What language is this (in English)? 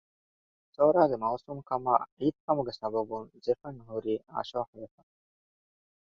Divehi